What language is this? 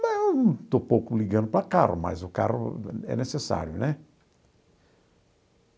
Portuguese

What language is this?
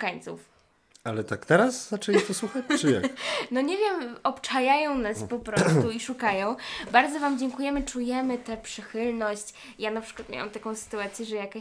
Polish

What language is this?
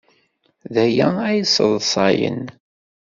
Kabyle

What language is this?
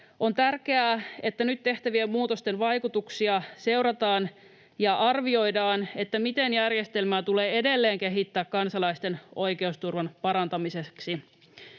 Finnish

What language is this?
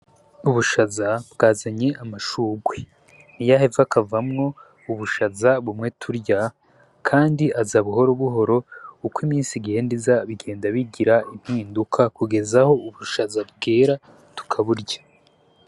Rundi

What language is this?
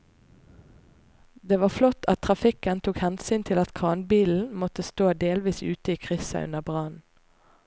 Norwegian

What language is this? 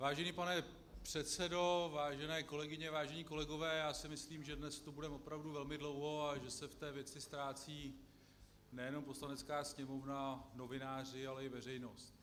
Czech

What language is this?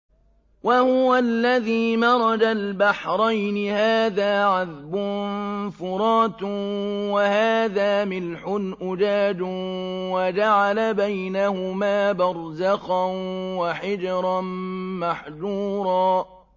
Arabic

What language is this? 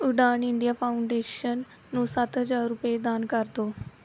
Punjabi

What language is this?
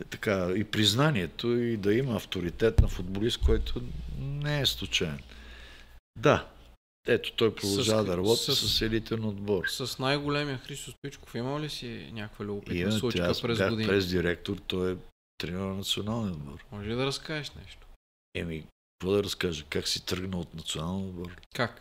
Bulgarian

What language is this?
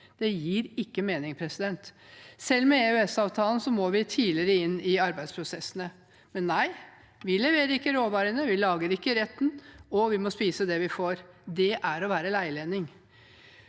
Norwegian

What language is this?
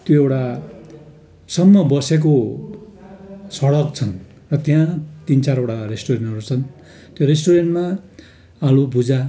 Nepali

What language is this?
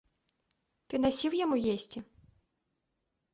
Belarusian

